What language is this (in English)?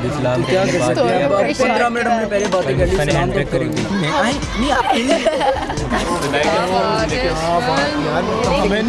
Urdu